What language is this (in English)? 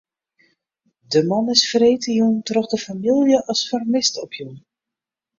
Western Frisian